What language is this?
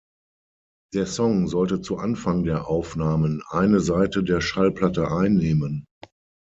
German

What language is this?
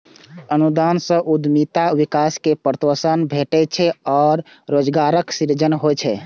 Maithili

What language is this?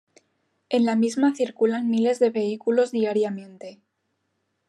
Spanish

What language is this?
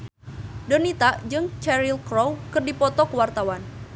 Sundanese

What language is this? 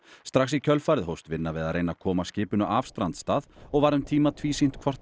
Icelandic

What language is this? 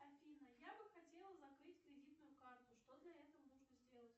Russian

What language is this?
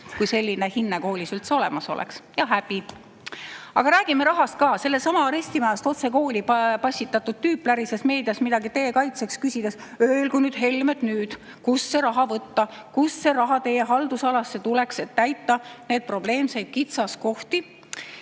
Estonian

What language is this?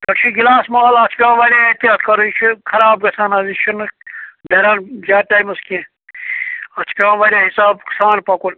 Kashmiri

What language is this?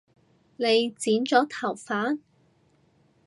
Cantonese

